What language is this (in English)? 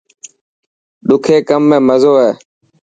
Dhatki